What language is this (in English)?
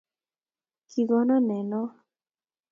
Kalenjin